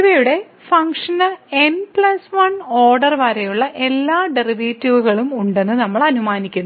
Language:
Malayalam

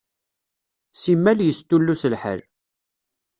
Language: Kabyle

